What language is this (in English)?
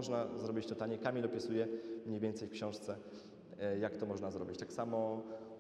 Polish